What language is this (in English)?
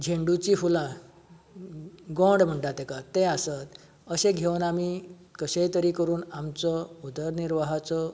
Konkani